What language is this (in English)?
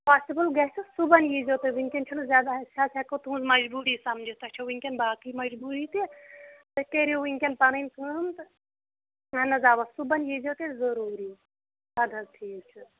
Kashmiri